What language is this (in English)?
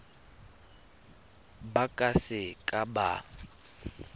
Tswana